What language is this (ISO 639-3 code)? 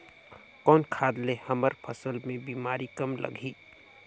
hne